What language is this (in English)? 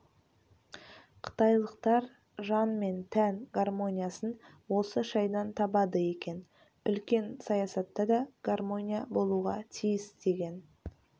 Kazakh